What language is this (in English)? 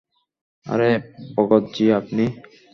Bangla